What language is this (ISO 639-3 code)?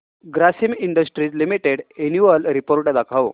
mar